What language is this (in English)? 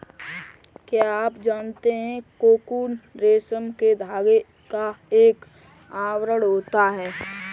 Hindi